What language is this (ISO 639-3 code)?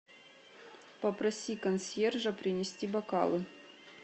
rus